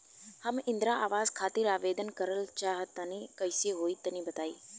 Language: Bhojpuri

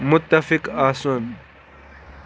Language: Kashmiri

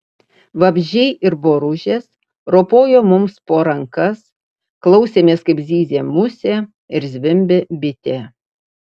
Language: Lithuanian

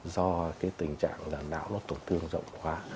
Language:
Vietnamese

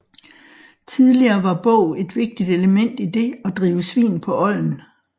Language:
Danish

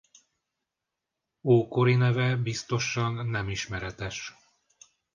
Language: Hungarian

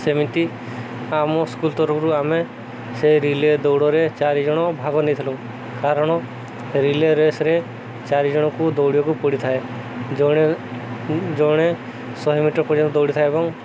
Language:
Odia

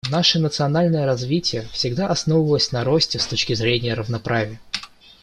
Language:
Russian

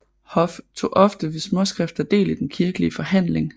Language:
Danish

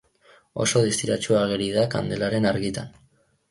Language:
Basque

